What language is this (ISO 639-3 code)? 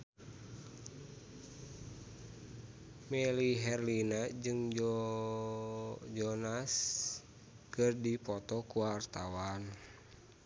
sun